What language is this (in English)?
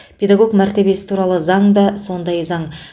Kazakh